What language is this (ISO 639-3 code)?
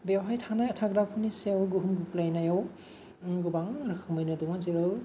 brx